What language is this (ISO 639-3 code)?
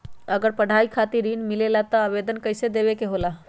mag